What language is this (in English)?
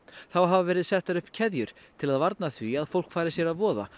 Icelandic